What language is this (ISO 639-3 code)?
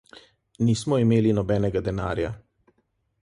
slv